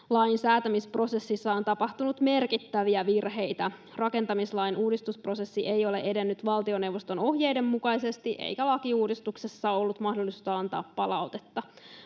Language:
Finnish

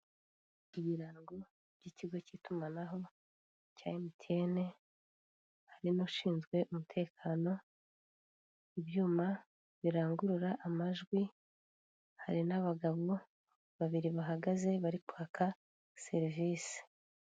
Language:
Kinyarwanda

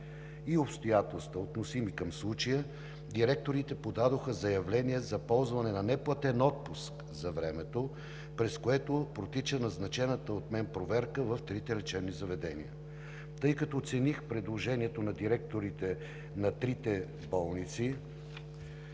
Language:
Bulgarian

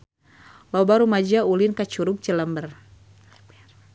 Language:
Sundanese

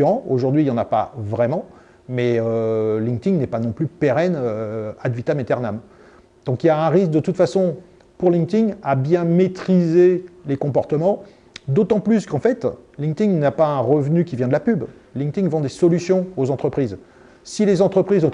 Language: French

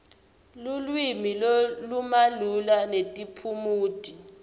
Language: Swati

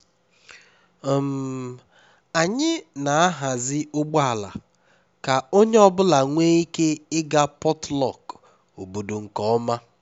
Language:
Igbo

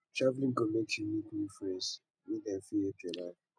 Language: Nigerian Pidgin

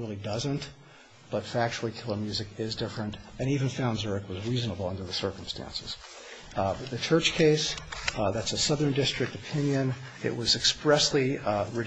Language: English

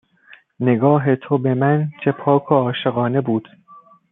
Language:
Persian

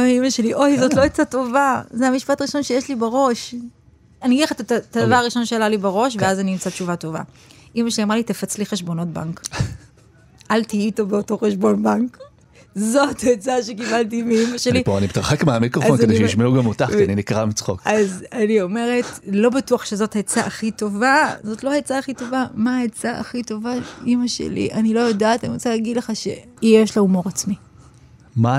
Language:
Hebrew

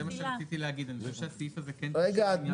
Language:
Hebrew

